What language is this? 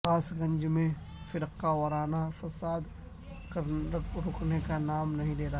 Urdu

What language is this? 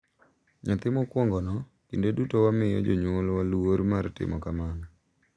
Luo (Kenya and Tanzania)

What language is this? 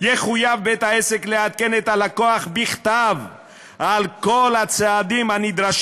Hebrew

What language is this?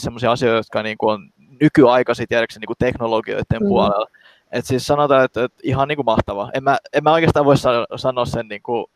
Finnish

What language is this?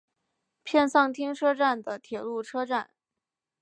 Chinese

